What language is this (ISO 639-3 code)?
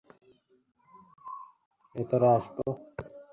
ben